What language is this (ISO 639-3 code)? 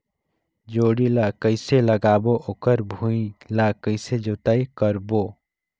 hne